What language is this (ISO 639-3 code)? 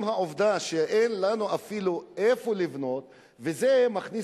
heb